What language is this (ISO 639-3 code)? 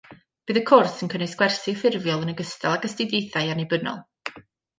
cym